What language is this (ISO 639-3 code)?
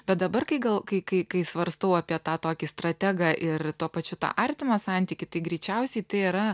lit